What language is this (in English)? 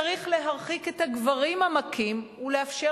Hebrew